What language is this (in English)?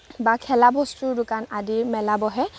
Assamese